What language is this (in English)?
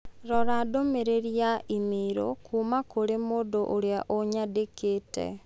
Kikuyu